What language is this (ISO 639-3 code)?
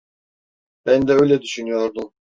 tur